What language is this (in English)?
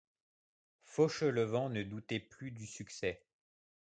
French